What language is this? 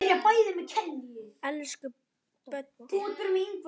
Icelandic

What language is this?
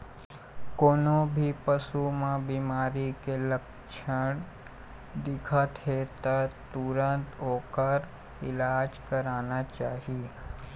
Chhattisgarhi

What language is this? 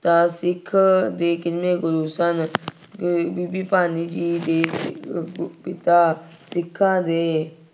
Punjabi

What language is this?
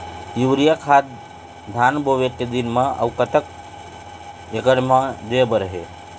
Chhattisgarhi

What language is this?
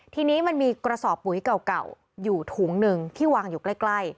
Thai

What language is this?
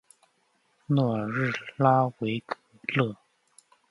Chinese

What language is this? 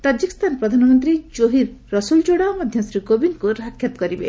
Odia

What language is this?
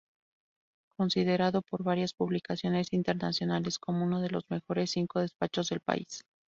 Spanish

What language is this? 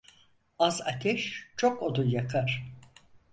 Turkish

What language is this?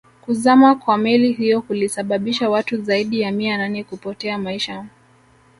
Swahili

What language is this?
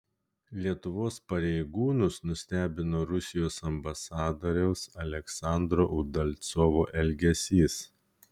Lithuanian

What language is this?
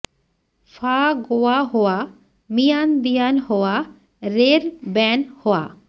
Bangla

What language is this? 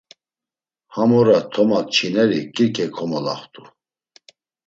Laz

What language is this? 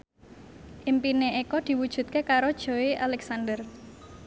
Javanese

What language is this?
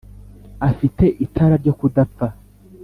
Kinyarwanda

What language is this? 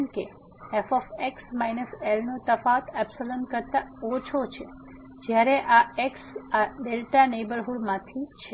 Gujarati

